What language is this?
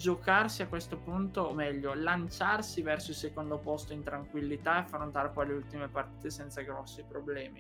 Italian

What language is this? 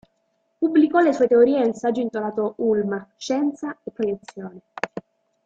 Italian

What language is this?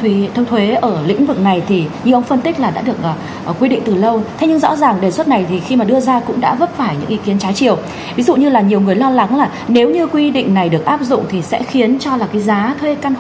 Vietnamese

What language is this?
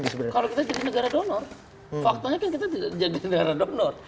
Indonesian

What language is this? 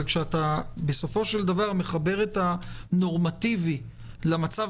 Hebrew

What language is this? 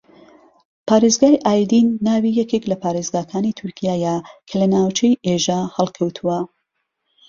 Central Kurdish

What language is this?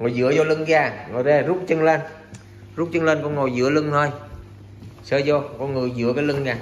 Vietnamese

